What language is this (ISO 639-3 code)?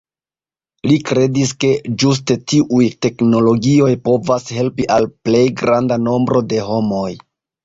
epo